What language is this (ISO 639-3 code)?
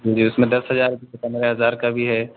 urd